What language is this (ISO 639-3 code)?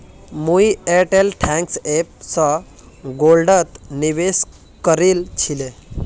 mag